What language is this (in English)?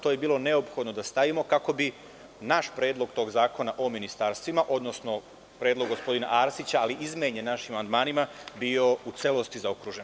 Serbian